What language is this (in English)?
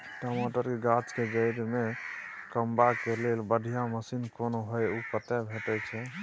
Maithili